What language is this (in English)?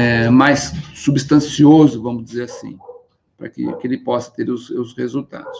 Portuguese